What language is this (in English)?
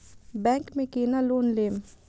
Maithili